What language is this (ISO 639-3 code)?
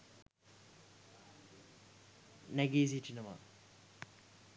sin